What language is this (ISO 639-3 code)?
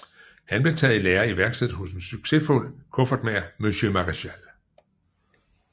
dan